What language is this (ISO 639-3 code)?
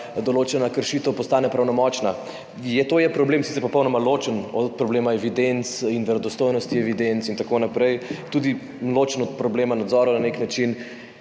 slv